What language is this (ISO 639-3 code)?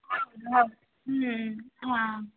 kan